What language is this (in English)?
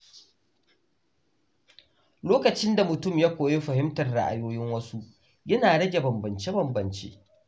Hausa